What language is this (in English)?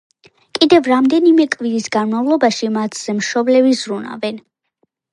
Georgian